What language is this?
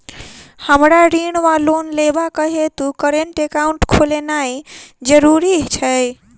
Maithili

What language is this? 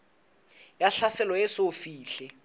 Southern Sotho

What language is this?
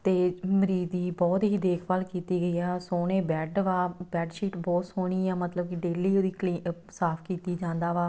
Punjabi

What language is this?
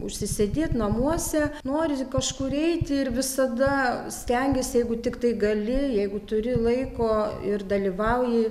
Lithuanian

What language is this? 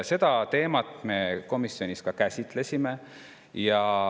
Estonian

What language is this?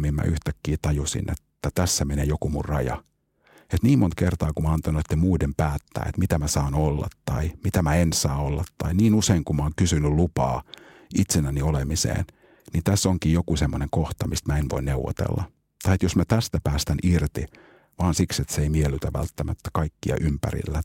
Finnish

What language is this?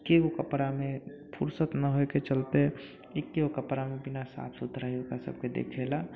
Maithili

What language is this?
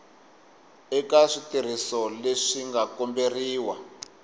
Tsonga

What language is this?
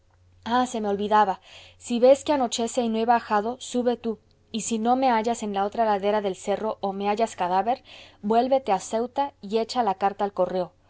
Spanish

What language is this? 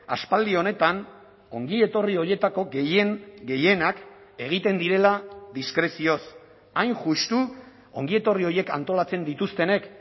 Basque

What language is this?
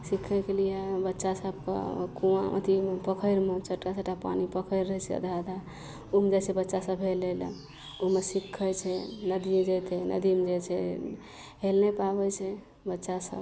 Maithili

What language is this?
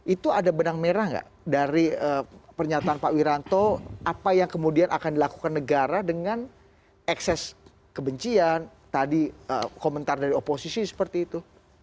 Indonesian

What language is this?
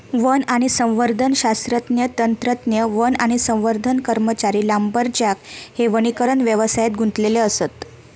Marathi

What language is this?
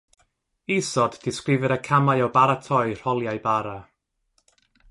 Welsh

